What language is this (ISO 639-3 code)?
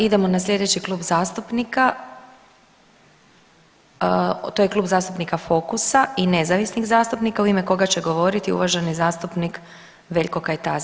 hrv